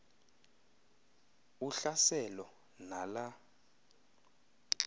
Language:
Xhosa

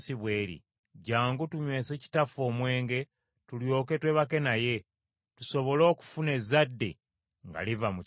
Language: Ganda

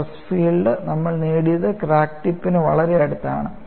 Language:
Malayalam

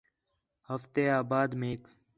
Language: Khetrani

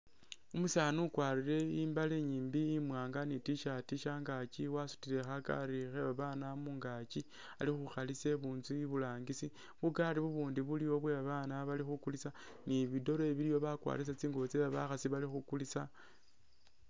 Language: Masaaba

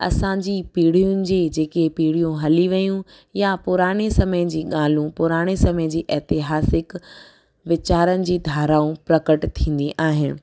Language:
Sindhi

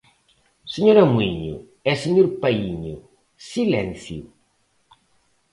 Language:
Galician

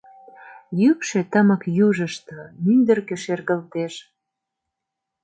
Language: Mari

